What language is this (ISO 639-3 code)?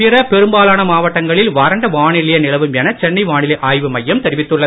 tam